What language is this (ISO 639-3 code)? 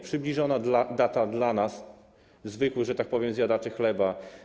pol